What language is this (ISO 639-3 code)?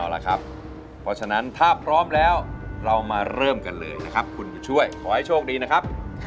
tha